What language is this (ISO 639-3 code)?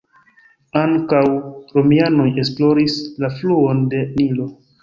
epo